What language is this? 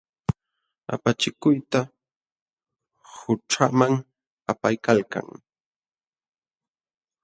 Jauja Wanca Quechua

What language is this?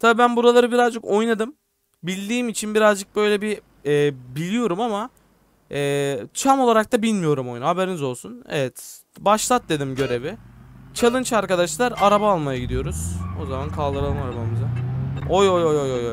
Turkish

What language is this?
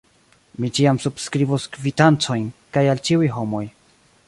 Esperanto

